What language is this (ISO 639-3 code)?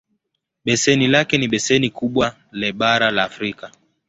swa